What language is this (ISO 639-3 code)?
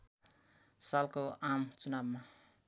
nep